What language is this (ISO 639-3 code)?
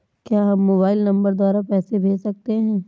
hin